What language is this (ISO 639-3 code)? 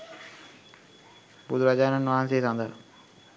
sin